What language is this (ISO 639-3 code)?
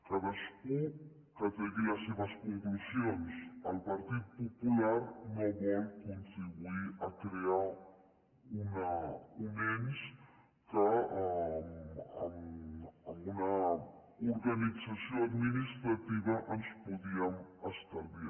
cat